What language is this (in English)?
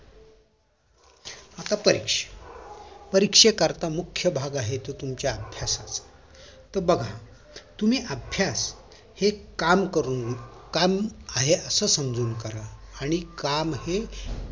Marathi